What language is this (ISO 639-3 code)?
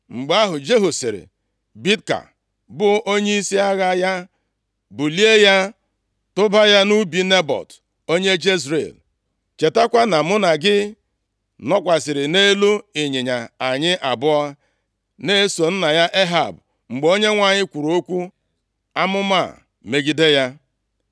ibo